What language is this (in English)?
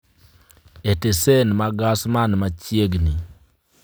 Luo (Kenya and Tanzania)